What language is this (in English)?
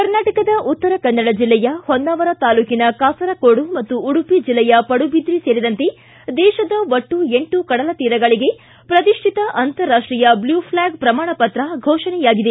Kannada